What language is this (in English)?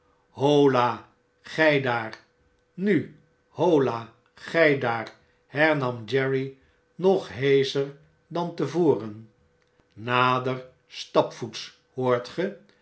Dutch